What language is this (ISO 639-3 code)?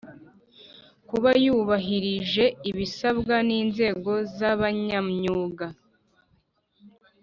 kin